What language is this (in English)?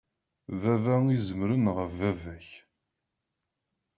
Kabyle